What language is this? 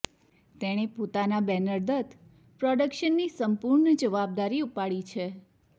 Gujarati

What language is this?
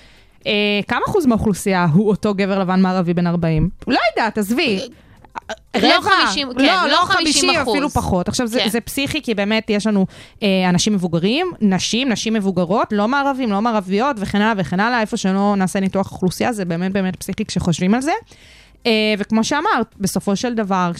Hebrew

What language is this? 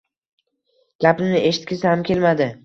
Uzbek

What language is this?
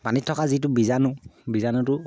Assamese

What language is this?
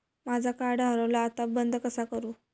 Marathi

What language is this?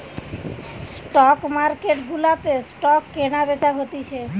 Bangla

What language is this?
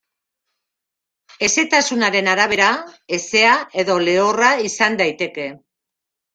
Basque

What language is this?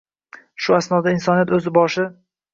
Uzbek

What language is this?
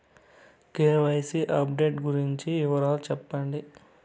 Telugu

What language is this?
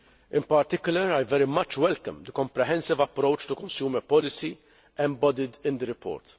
English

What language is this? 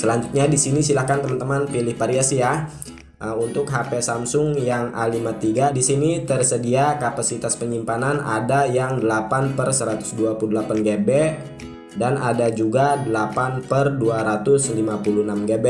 Indonesian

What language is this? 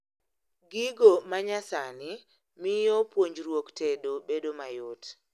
Luo (Kenya and Tanzania)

